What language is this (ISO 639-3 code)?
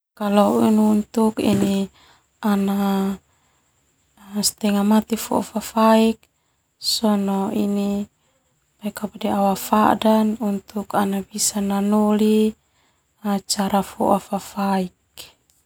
twu